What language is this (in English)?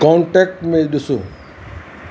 Sindhi